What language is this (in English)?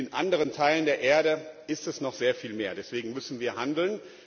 German